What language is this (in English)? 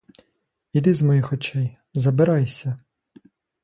Ukrainian